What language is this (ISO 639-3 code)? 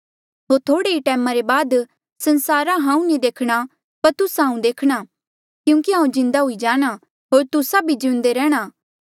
mjl